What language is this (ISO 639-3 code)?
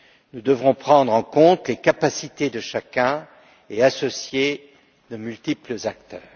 fra